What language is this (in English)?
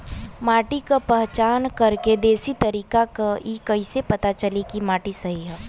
Bhojpuri